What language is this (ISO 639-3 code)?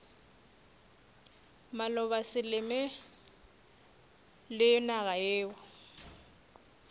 nso